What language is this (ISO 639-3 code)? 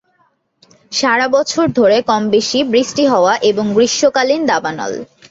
ben